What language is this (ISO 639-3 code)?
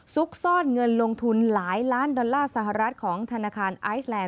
tha